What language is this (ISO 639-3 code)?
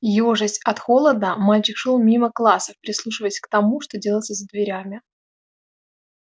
rus